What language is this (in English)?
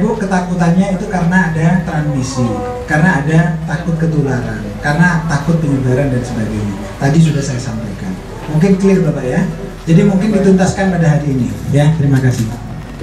Indonesian